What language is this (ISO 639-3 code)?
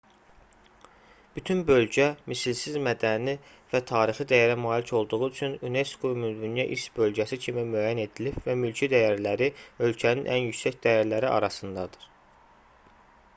aze